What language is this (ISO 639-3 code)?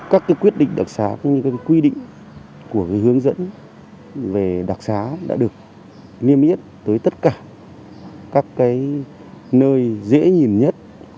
vie